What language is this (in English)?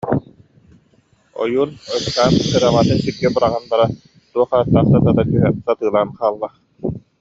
Yakut